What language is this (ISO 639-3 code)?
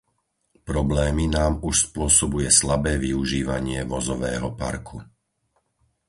slk